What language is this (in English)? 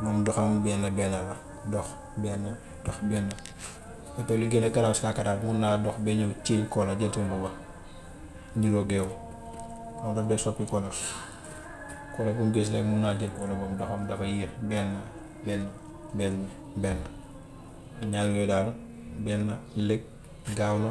Gambian Wolof